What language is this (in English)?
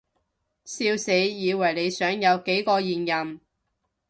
Cantonese